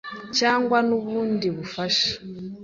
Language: Kinyarwanda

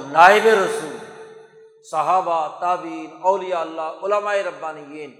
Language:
Urdu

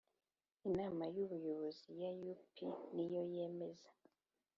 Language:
Kinyarwanda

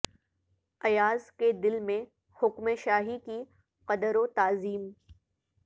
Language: Urdu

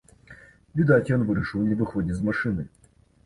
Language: Belarusian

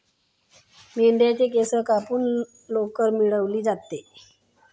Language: Marathi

